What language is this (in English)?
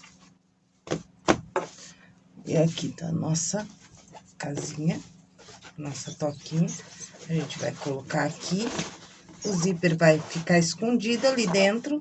Portuguese